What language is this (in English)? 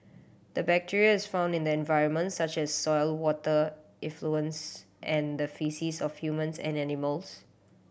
English